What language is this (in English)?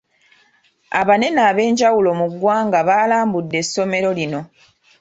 Ganda